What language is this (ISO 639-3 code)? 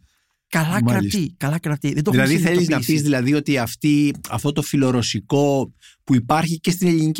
ell